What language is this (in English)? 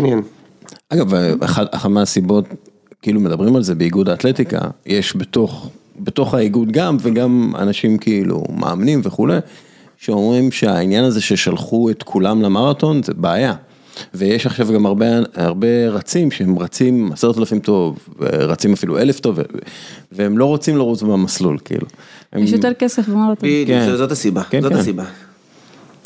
Hebrew